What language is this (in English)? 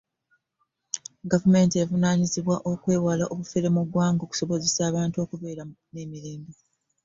Ganda